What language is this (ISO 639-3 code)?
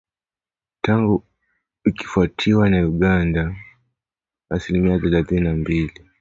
swa